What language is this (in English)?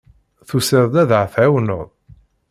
Kabyle